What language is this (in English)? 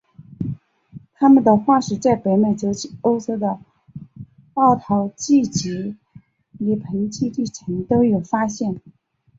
Chinese